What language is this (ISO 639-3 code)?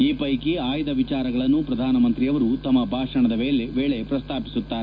kan